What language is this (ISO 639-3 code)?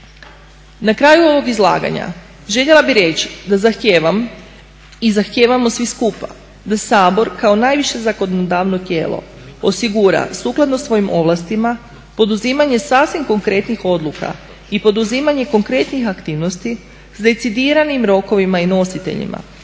hrv